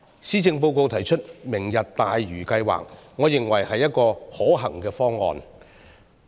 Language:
Cantonese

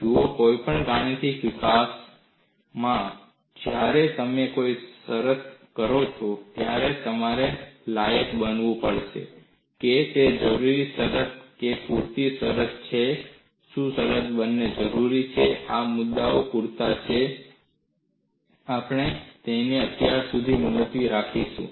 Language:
Gujarati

